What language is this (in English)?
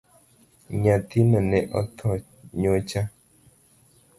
Luo (Kenya and Tanzania)